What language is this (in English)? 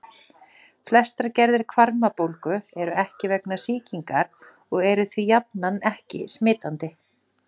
Icelandic